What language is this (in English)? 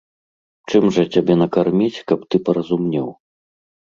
Belarusian